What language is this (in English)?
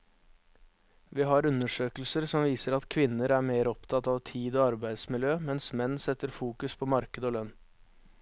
Norwegian